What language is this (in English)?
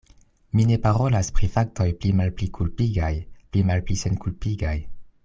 Esperanto